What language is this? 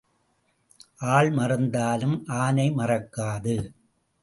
Tamil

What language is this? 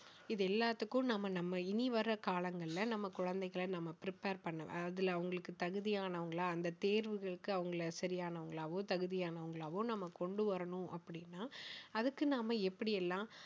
Tamil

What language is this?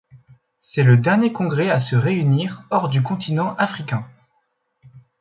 French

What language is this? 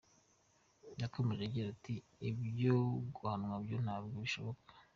Kinyarwanda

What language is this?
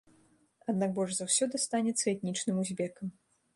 Belarusian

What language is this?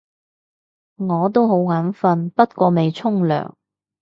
Cantonese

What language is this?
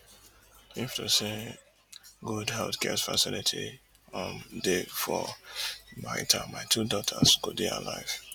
Nigerian Pidgin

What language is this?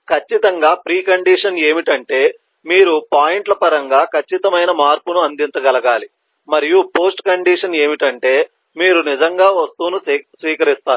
Telugu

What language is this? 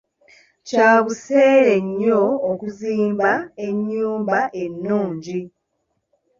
Ganda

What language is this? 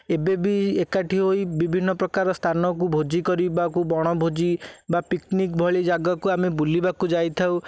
Odia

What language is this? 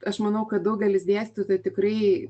Lithuanian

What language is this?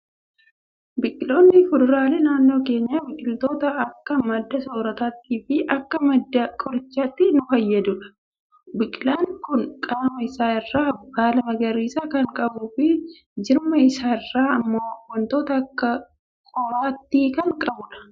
Oromo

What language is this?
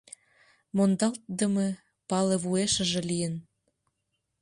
Mari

